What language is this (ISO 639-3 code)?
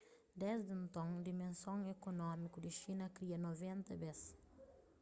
kea